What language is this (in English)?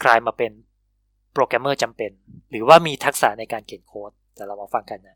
Thai